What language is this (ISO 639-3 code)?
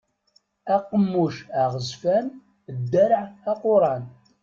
kab